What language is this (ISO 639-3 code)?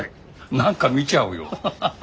jpn